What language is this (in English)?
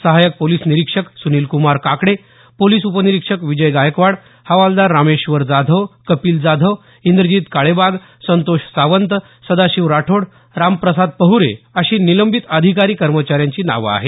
Marathi